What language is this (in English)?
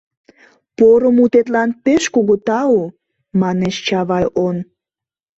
Mari